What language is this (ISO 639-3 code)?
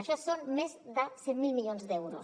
cat